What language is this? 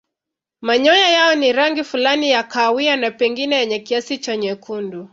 Swahili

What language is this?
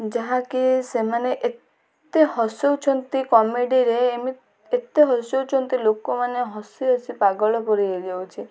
Odia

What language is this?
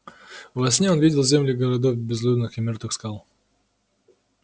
Russian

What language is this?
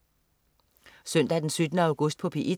Danish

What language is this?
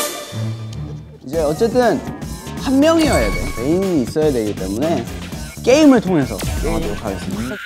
Korean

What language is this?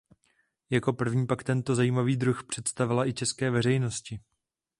Czech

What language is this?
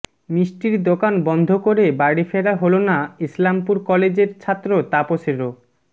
Bangla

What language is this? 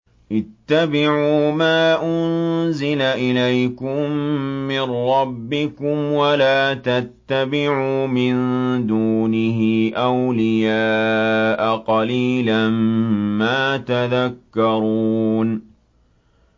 Arabic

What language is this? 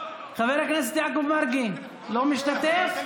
Hebrew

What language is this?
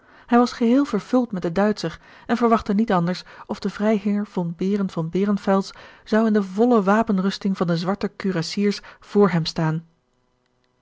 Dutch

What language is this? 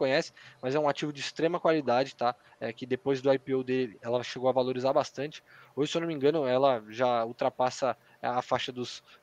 Portuguese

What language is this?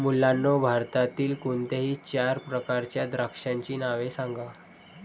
Marathi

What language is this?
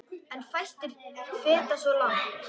Icelandic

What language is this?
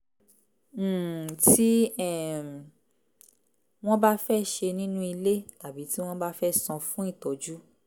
Yoruba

